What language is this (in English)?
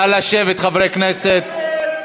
Hebrew